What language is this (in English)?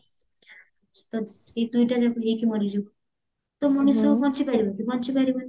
Odia